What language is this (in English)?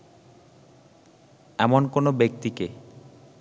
Bangla